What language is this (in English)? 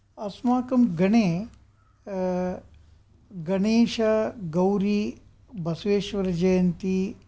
Sanskrit